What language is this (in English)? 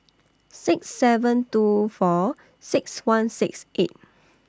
English